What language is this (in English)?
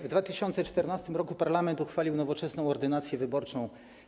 Polish